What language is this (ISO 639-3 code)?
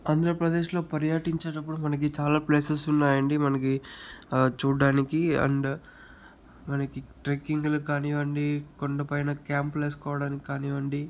tel